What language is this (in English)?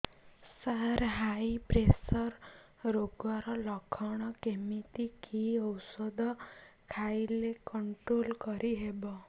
Odia